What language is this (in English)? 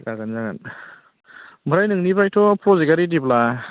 Bodo